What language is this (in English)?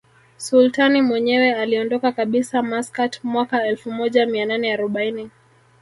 Swahili